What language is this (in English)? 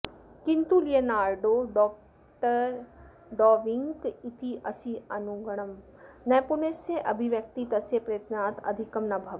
Sanskrit